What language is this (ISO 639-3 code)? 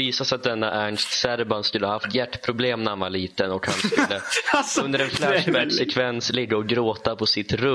swe